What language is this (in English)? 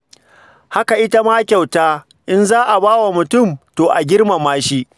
Hausa